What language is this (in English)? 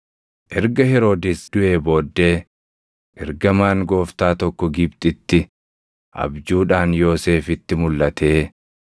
Oromo